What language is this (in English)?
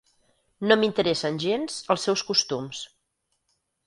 Catalan